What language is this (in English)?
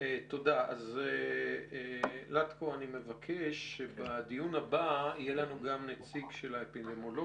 Hebrew